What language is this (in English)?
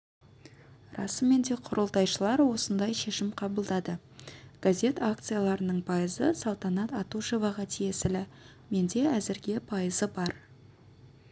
Kazakh